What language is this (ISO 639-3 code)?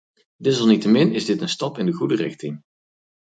nld